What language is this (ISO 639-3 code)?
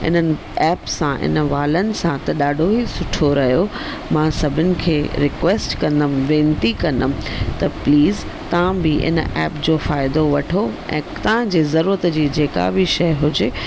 snd